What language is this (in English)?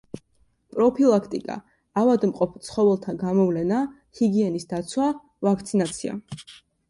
Georgian